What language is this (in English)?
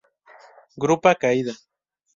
Spanish